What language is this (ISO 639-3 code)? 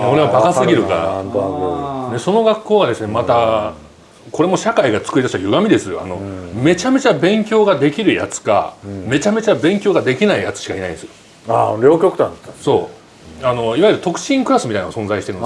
jpn